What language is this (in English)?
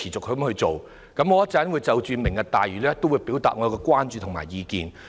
Cantonese